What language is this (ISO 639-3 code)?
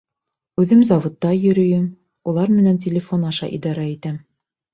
bak